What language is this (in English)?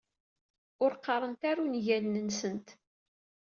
Kabyle